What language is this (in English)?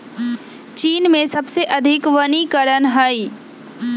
Magahi